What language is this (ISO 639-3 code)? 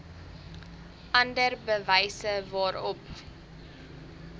afr